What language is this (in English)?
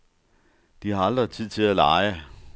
Danish